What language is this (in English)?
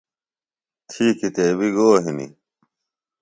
Phalura